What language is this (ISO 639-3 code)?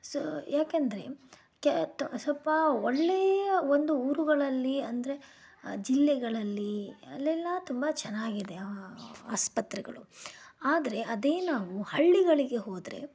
kan